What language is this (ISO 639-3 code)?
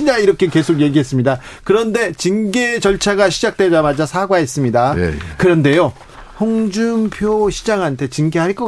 kor